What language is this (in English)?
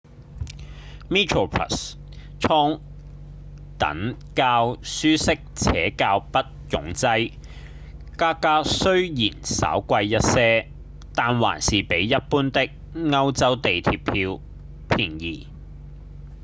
Cantonese